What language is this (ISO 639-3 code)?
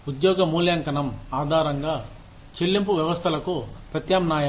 tel